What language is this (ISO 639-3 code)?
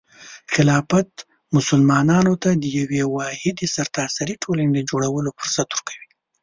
pus